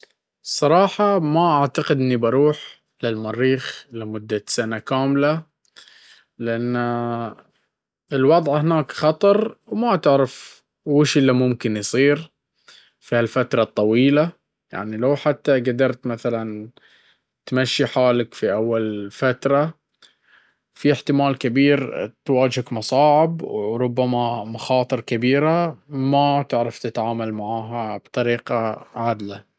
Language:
Baharna Arabic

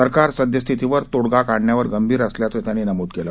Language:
Marathi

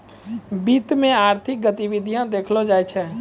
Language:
Maithili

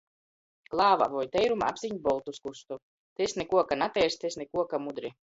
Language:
Latgalian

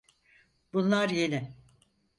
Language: Turkish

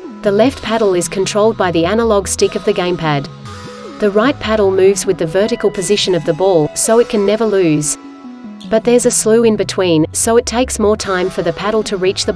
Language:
English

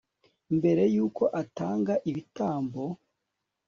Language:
Kinyarwanda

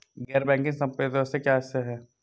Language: Hindi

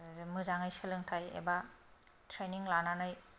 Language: Bodo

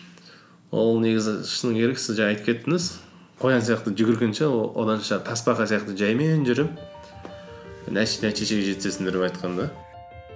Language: Kazakh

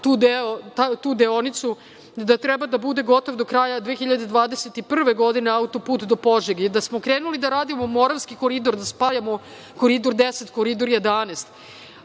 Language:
Serbian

